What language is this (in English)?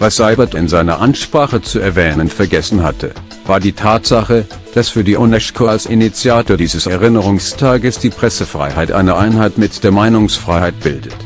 German